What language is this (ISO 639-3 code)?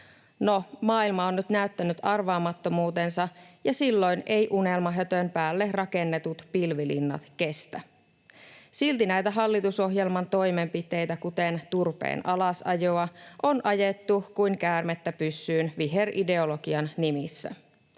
fin